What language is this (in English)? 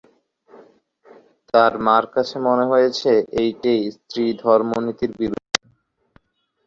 Bangla